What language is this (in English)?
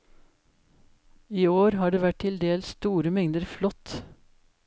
Norwegian